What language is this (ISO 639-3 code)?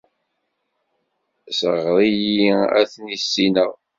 kab